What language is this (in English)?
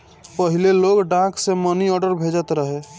Bhojpuri